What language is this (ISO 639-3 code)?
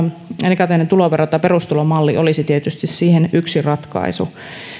fin